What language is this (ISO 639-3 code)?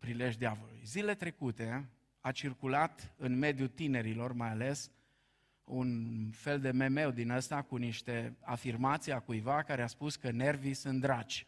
ron